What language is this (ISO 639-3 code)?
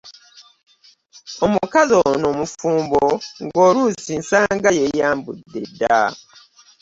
lug